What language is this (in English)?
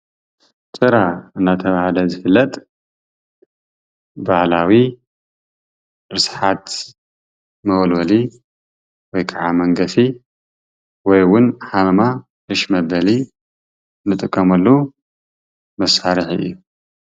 Tigrinya